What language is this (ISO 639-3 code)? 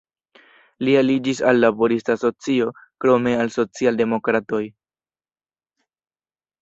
epo